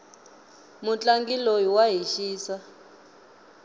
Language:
Tsonga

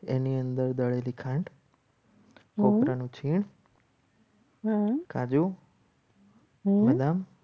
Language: Gujarati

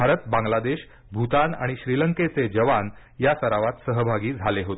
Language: Marathi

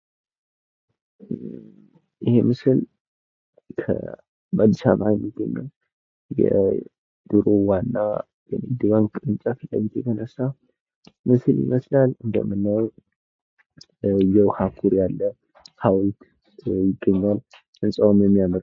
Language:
Amharic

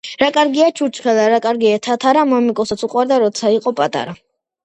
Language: Georgian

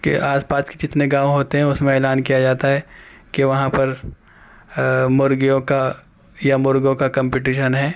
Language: Urdu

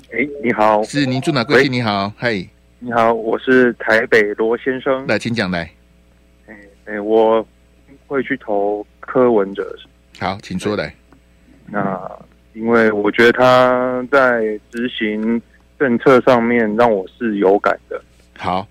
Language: Chinese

